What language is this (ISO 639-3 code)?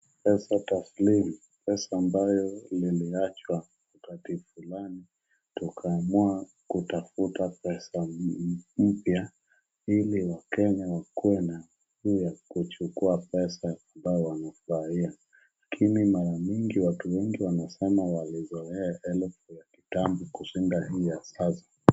swa